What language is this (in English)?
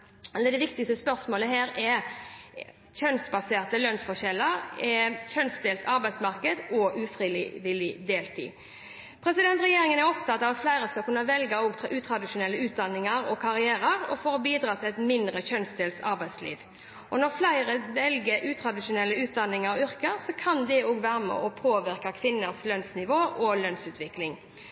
Norwegian Bokmål